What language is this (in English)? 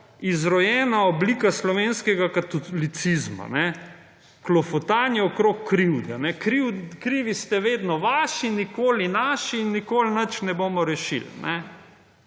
Slovenian